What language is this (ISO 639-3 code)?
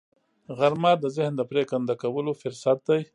pus